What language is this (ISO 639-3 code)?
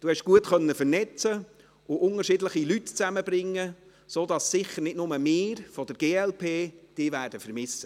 gsw